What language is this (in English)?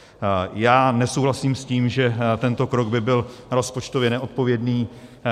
Czech